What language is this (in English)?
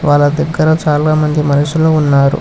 Telugu